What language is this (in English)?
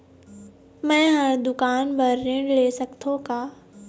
Chhattisgarhi